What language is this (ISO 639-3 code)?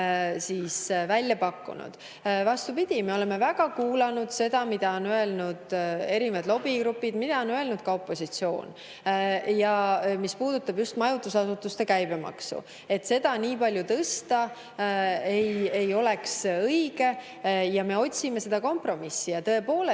est